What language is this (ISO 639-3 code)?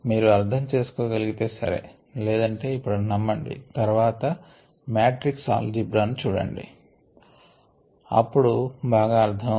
tel